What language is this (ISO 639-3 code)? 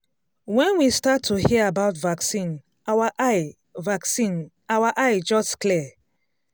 pcm